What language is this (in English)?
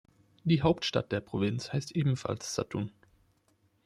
German